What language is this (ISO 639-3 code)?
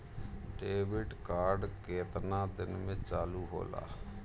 bho